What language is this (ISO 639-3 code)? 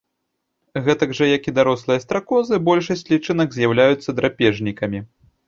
bel